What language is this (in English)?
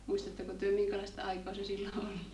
Finnish